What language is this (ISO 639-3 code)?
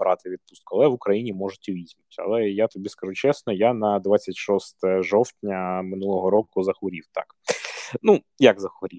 ukr